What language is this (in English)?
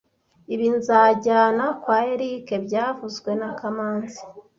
Kinyarwanda